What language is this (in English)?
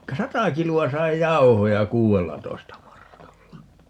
Finnish